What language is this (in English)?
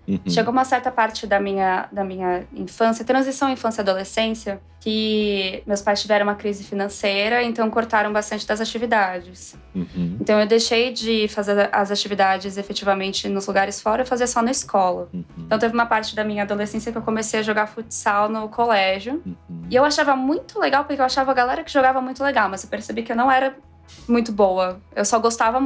Portuguese